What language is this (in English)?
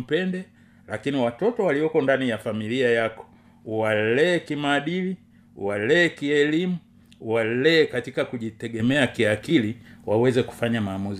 Swahili